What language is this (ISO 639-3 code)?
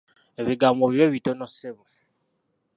lug